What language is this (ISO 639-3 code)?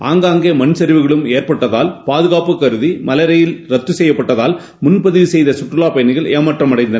tam